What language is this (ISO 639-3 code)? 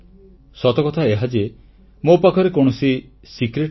ori